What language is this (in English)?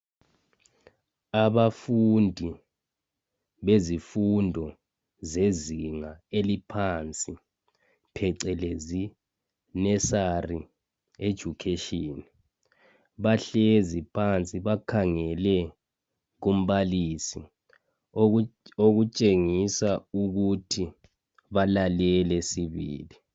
North Ndebele